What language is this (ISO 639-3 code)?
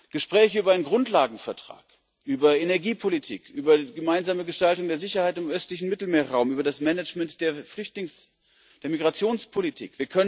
deu